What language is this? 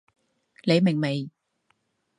Cantonese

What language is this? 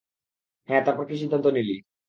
Bangla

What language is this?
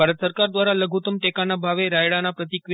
Gujarati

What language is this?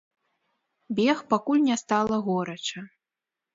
Belarusian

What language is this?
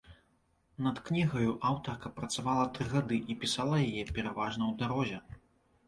Belarusian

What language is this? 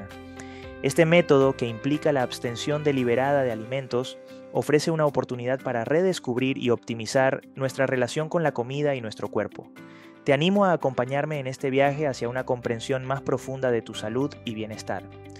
Spanish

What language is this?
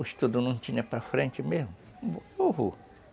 Portuguese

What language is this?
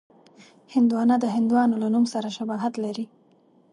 Pashto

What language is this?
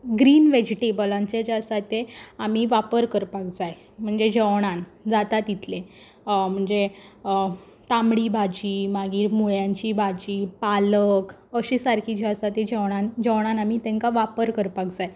Konkani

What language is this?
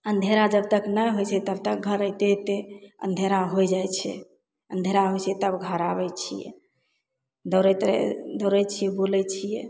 Maithili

